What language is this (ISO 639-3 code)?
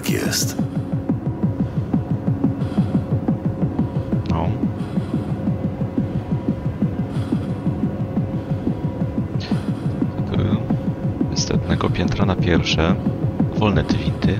pol